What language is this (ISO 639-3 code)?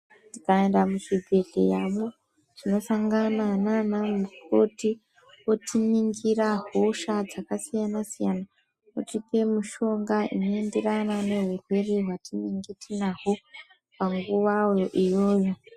ndc